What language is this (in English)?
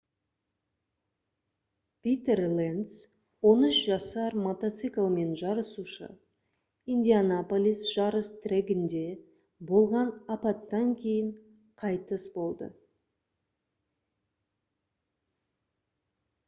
Kazakh